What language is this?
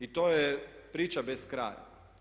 Croatian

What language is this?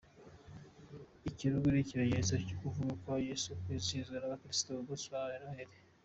Kinyarwanda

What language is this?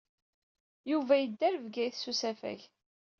Kabyle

